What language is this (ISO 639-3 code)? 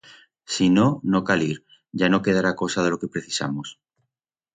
arg